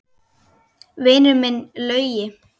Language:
Icelandic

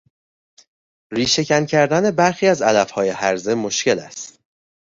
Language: Persian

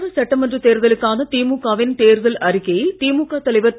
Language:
Tamil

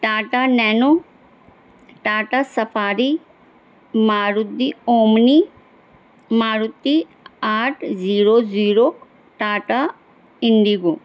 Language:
Urdu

